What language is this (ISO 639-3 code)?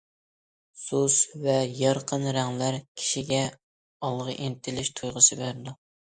uig